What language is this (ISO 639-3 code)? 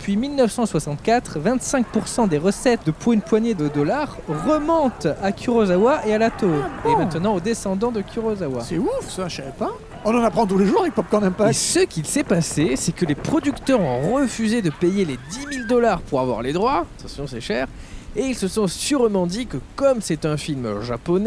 fra